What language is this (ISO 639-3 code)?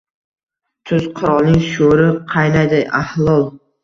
uzb